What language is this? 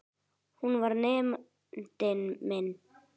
Icelandic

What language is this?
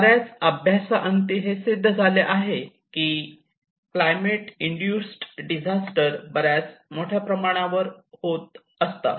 Marathi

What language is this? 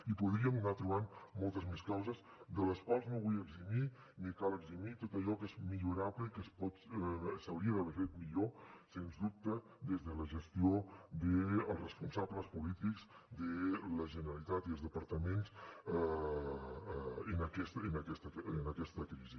Catalan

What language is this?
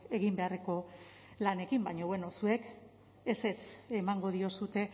Basque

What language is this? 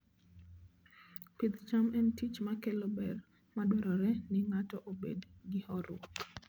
Luo (Kenya and Tanzania)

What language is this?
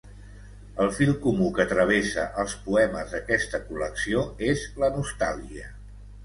Catalan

